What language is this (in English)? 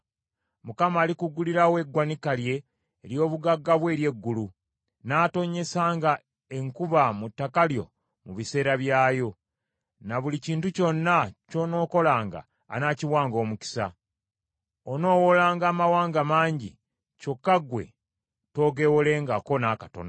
Ganda